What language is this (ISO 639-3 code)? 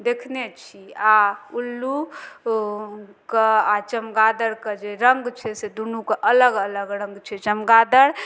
mai